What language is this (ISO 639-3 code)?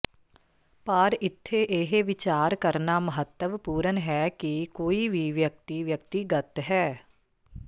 pan